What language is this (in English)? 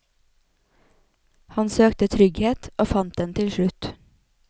Norwegian